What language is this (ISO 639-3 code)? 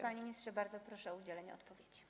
pol